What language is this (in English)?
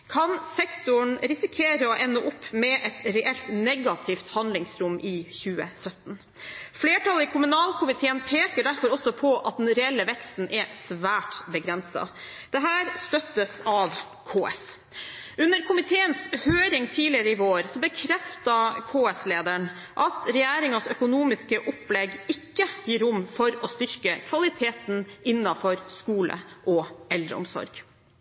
Norwegian Bokmål